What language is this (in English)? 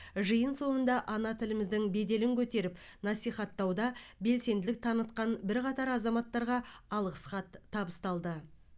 Kazakh